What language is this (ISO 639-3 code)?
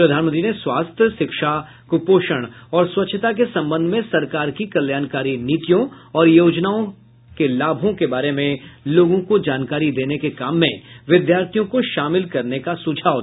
hin